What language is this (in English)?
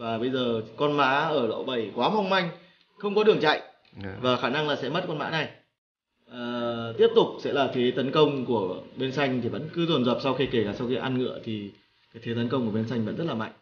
Vietnamese